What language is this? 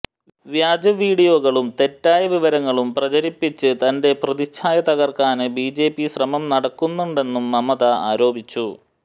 Malayalam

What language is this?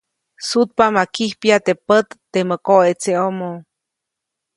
Copainalá Zoque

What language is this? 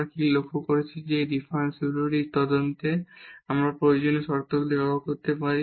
Bangla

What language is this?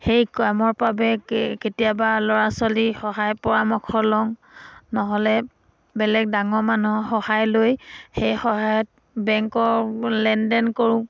Assamese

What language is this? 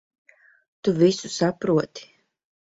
Latvian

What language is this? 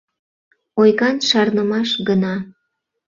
Mari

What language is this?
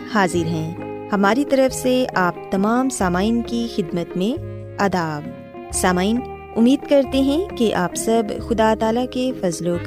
Urdu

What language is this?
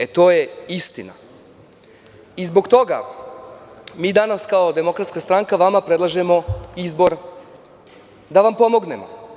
Serbian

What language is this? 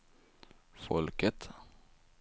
Swedish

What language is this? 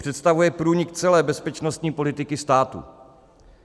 Czech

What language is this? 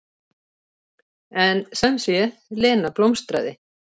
Icelandic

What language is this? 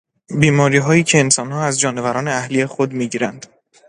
Persian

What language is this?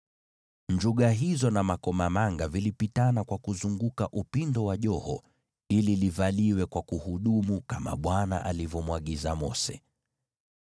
Swahili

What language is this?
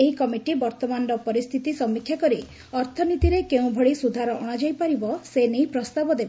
Odia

